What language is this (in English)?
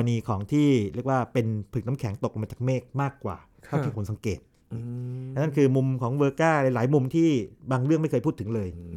Thai